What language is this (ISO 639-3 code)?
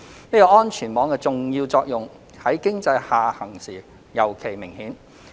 yue